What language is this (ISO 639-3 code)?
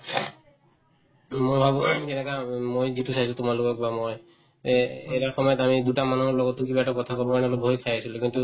asm